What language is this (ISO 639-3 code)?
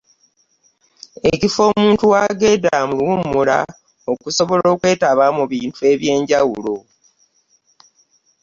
lug